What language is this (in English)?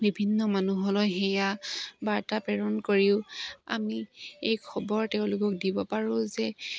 Assamese